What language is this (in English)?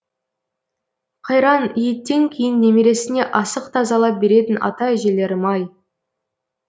Kazakh